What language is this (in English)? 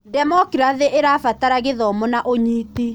Kikuyu